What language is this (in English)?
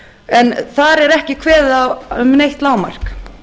Icelandic